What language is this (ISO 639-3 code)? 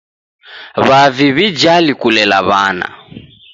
dav